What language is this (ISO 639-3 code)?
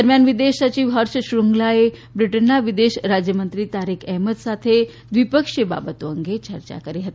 guj